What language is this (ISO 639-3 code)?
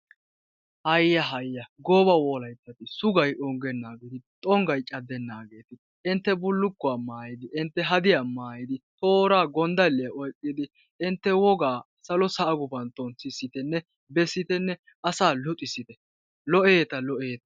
wal